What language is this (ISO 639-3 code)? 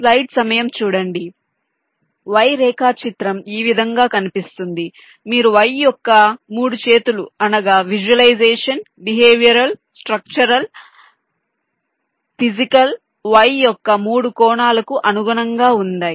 tel